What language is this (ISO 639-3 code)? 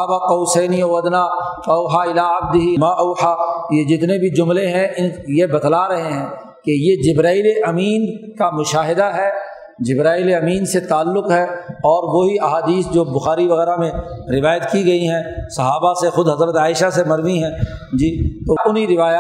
urd